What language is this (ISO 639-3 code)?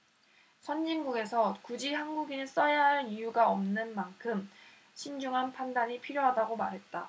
kor